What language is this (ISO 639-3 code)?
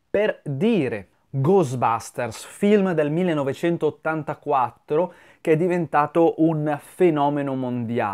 ita